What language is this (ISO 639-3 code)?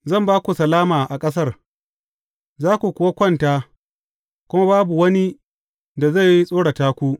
hau